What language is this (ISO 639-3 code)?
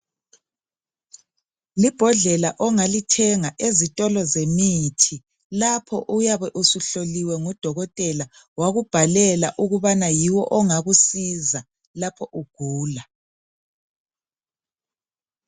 nde